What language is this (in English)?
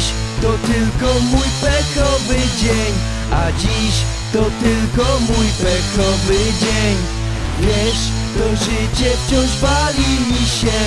Polish